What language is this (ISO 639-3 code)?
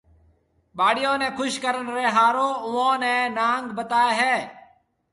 mve